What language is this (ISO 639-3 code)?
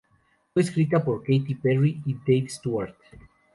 spa